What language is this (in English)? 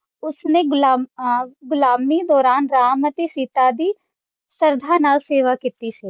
Punjabi